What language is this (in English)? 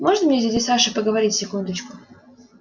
Russian